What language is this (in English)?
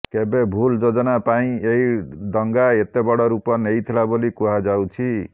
Odia